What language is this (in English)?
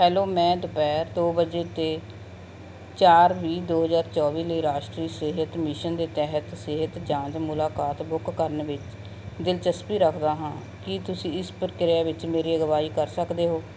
Punjabi